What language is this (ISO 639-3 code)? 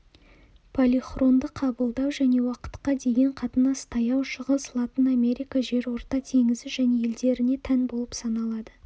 kaz